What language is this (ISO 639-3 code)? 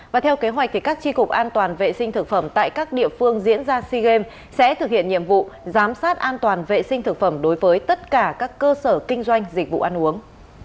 vie